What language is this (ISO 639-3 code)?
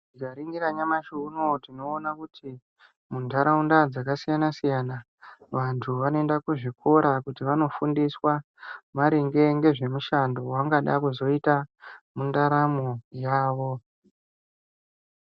ndc